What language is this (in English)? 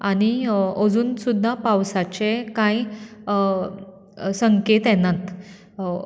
Konkani